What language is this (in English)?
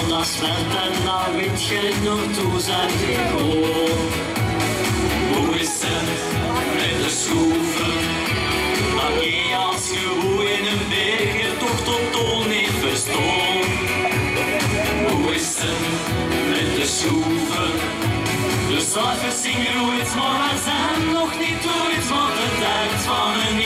Ukrainian